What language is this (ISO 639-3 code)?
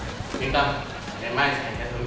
vie